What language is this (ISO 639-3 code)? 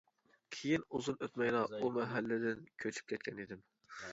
uig